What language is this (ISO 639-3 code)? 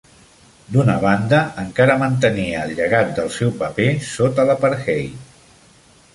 cat